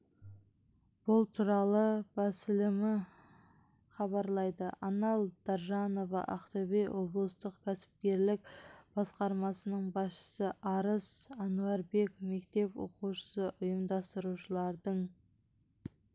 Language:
Kazakh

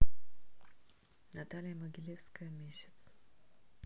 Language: Russian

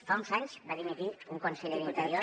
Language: Catalan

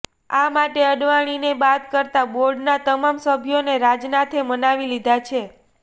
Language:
Gujarati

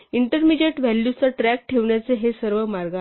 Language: Marathi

